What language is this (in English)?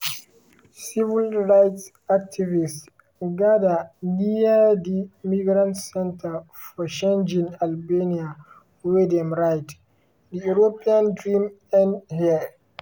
Nigerian Pidgin